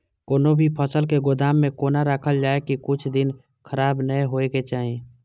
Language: Maithili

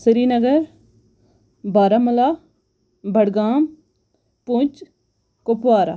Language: Kashmiri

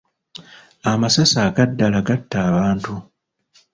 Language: Ganda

